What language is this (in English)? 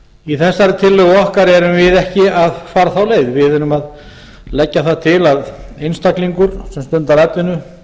Icelandic